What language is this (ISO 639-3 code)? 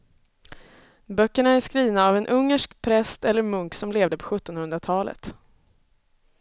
swe